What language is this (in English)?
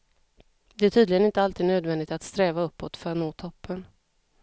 Swedish